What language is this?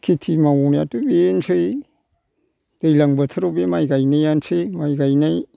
Bodo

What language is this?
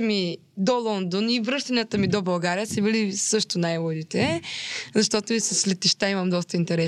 Bulgarian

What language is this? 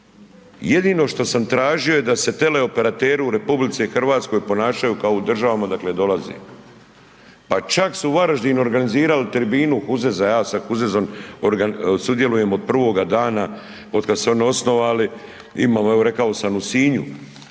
Croatian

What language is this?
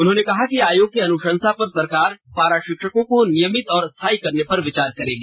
Hindi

